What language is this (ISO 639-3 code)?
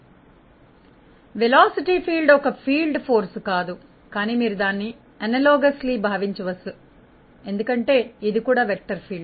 tel